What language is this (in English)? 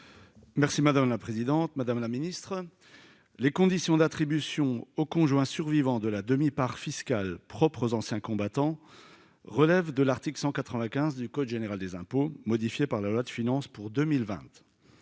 French